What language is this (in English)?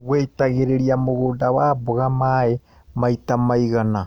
Kikuyu